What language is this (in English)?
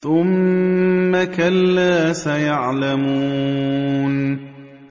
Arabic